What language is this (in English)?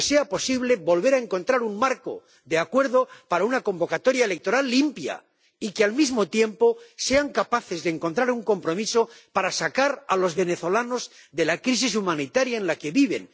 Spanish